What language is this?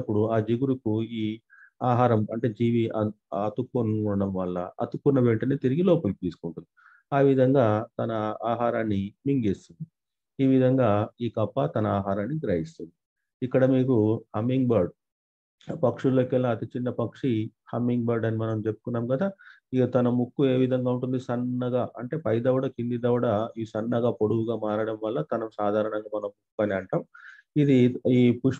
Hindi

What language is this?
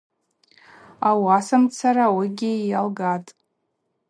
Abaza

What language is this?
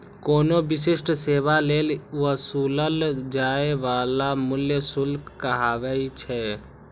Maithili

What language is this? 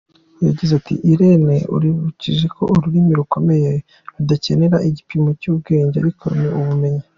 Kinyarwanda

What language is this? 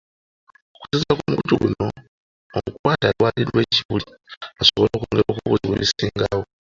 Ganda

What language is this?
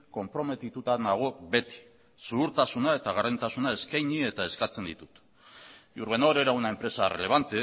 Basque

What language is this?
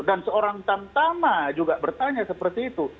Indonesian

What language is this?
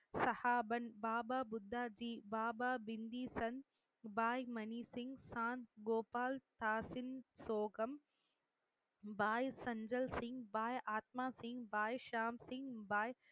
Tamil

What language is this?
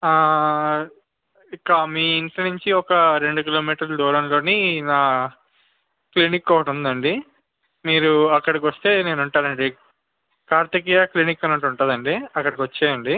Telugu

